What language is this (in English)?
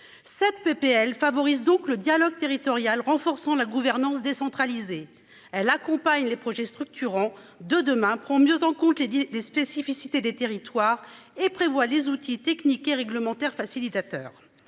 French